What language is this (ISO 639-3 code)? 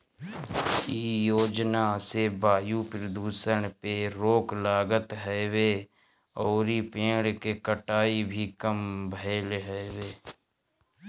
bho